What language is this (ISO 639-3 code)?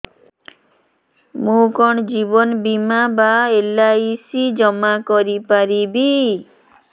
ori